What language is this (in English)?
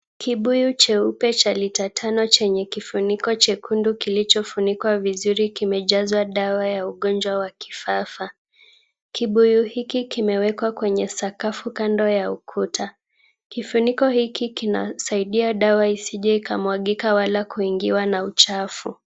Swahili